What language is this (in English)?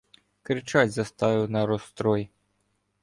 Ukrainian